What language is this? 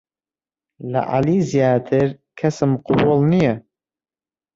Central Kurdish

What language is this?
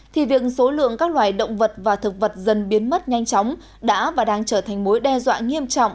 Vietnamese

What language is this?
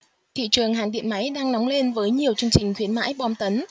Vietnamese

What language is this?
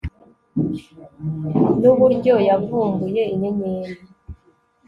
Kinyarwanda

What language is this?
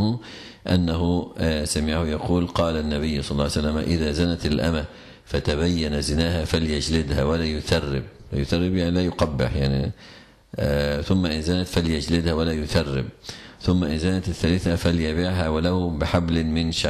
Arabic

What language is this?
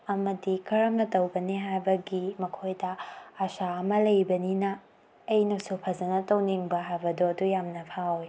Manipuri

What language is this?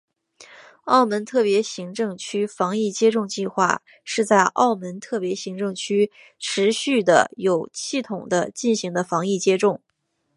Chinese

